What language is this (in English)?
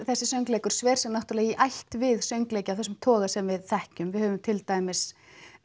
Icelandic